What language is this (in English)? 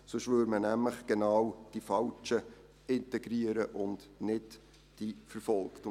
Swiss German